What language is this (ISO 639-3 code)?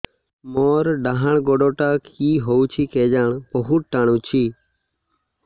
ori